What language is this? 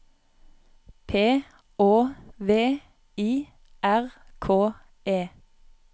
Norwegian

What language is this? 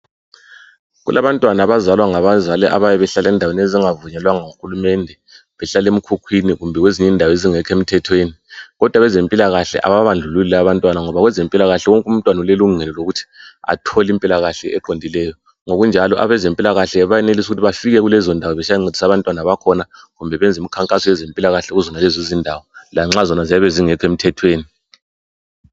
North Ndebele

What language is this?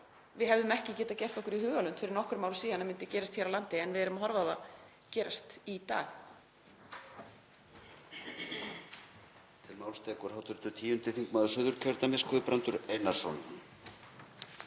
Icelandic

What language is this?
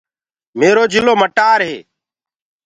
Gurgula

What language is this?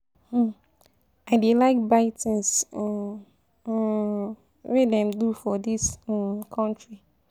Nigerian Pidgin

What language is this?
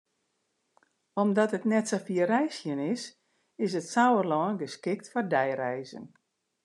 Western Frisian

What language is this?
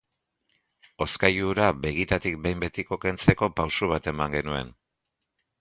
Basque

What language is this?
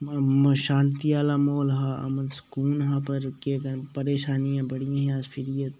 Dogri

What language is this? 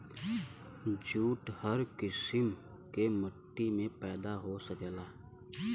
Bhojpuri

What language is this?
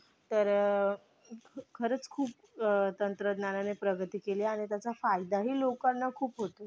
Marathi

